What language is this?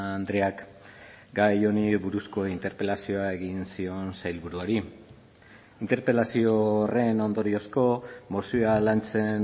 Basque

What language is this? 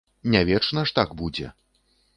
Belarusian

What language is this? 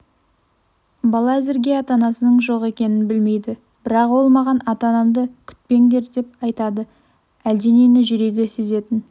Kazakh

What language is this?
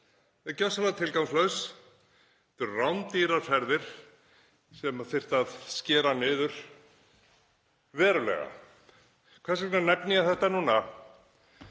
Icelandic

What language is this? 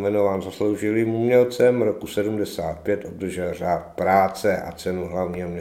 Czech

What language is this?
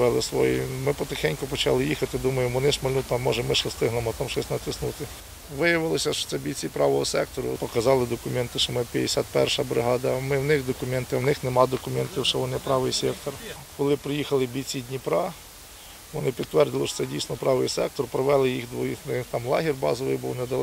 Ukrainian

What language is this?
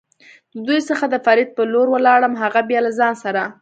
Pashto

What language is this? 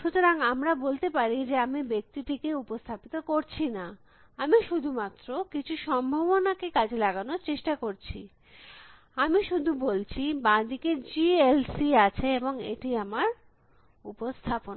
Bangla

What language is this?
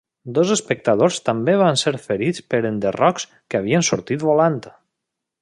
Catalan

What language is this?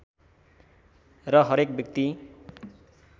Nepali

